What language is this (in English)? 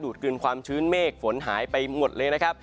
Thai